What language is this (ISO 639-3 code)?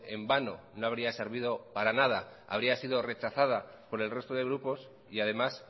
spa